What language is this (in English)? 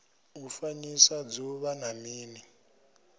Venda